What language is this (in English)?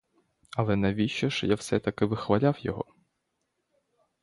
Ukrainian